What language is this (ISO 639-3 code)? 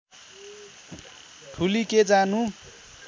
nep